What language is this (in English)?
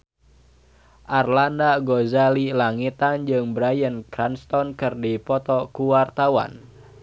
Sundanese